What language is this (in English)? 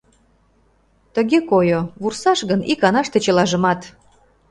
Mari